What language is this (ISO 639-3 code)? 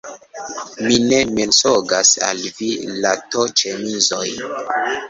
epo